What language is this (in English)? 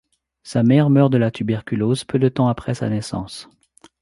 French